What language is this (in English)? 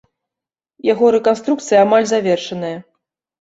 Belarusian